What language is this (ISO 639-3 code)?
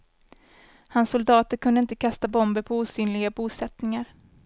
swe